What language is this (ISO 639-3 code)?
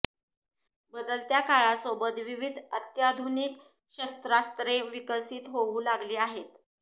mar